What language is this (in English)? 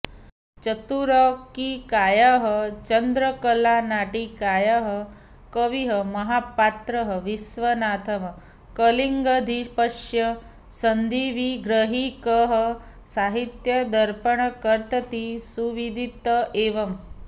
Sanskrit